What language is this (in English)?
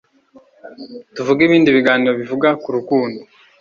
Kinyarwanda